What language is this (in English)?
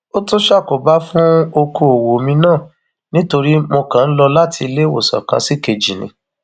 Yoruba